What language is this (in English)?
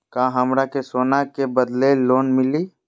Magahi